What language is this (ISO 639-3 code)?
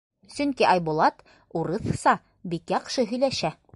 bak